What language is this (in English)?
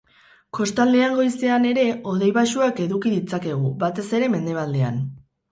Basque